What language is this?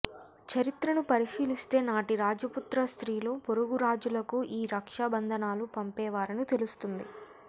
Telugu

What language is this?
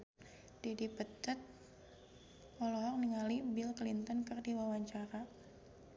Sundanese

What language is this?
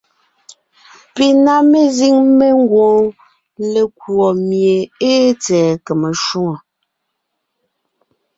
Ngiemboon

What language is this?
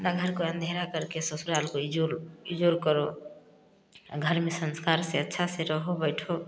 Hindi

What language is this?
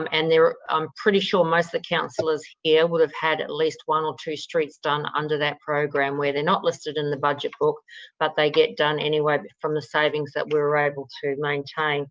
English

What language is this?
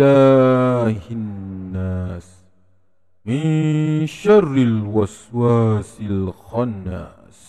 Malay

